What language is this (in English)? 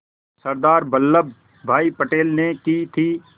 Hindi